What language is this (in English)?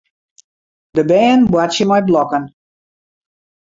Western Frisian